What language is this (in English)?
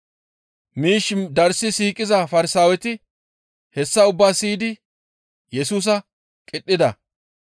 Gamo